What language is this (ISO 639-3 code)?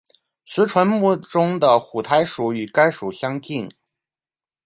zho